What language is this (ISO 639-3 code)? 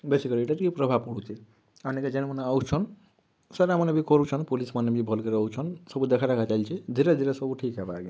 ori